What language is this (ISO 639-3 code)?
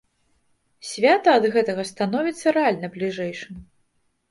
bel